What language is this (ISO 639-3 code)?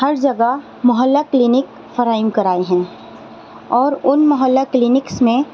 urd